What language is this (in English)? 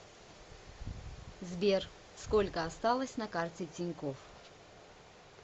Russian